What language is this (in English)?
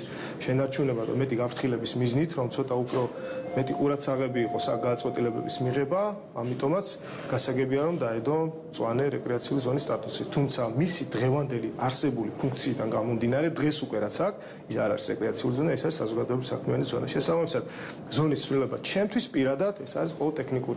Romanian